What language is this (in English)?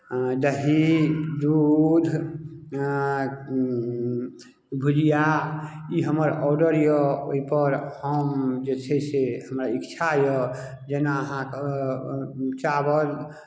Maithili